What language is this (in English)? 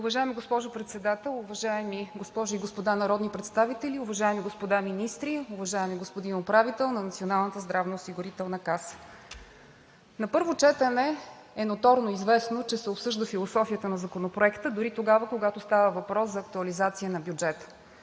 Bulgarian